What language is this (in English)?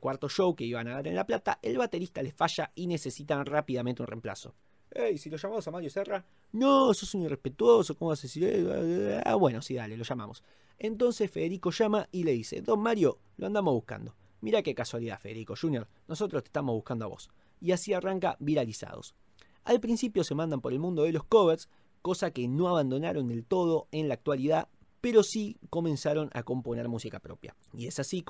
Spanish